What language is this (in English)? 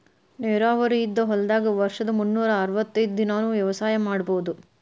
Kannada